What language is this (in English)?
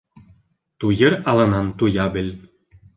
Bashkir